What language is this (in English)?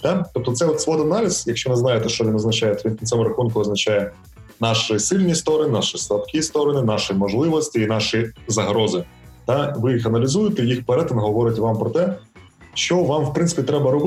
Ukrainian